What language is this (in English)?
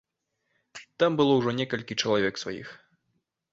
Belarusian